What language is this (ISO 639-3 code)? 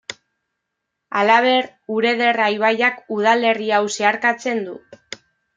eus